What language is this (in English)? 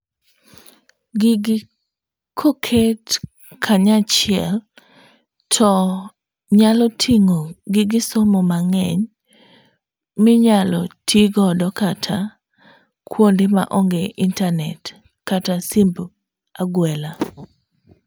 Luo (Kenya and Tanzania)